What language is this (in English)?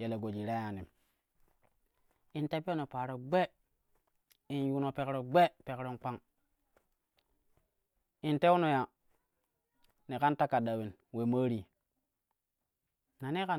Kushi